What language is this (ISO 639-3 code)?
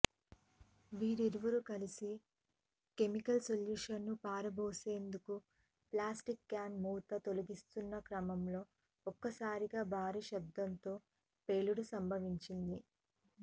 tel